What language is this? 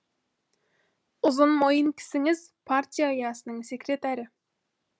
Kazakh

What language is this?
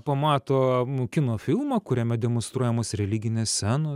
Lithuanian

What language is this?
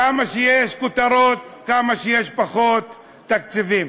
Hebrew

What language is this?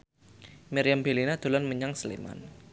Javanese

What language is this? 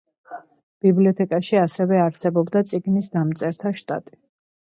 Georgian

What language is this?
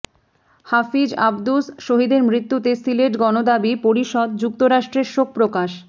Bangla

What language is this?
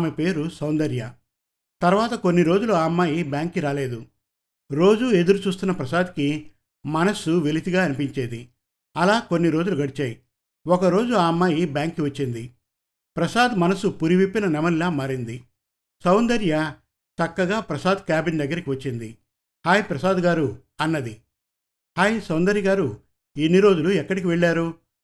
Telugu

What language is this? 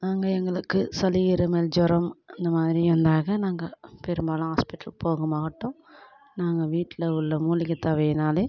Tamil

